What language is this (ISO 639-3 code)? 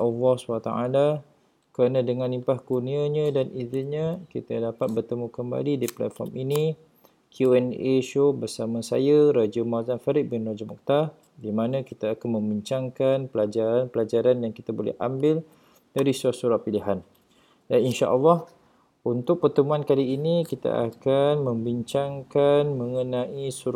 msa